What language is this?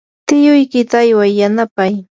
Yanahuanca Pasco Quechua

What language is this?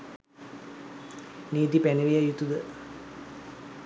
Sinhala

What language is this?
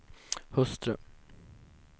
Swedish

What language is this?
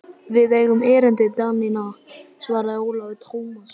Icelandic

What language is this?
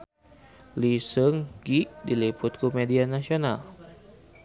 Sundanese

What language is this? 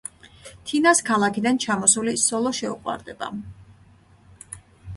Georgian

